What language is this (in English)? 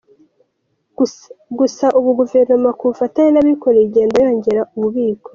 Kinyarwanda